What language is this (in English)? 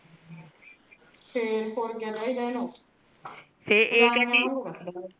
Punjabi